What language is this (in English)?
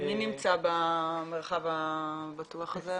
Hebrew